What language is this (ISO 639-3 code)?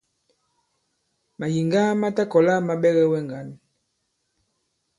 abb